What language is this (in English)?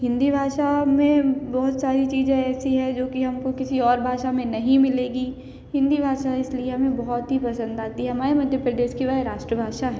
Hindi